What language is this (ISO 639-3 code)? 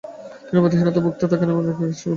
ben